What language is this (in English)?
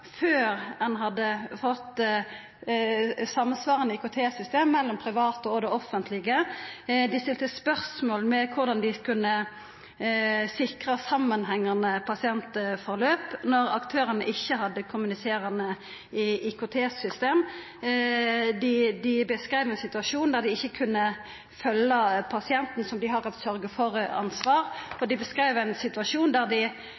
Norwegian Nynorsk